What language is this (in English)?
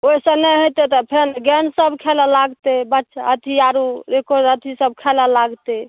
Maithili